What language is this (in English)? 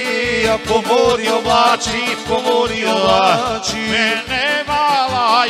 Romanian